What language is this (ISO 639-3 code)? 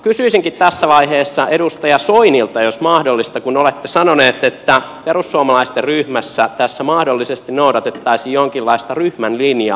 fin